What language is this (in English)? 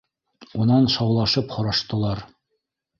Bashkir